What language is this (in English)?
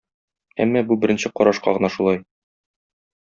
Tatar